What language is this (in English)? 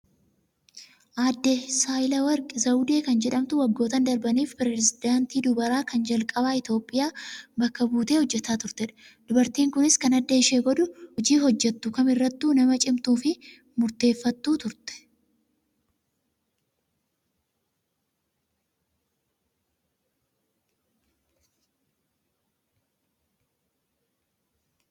Oromo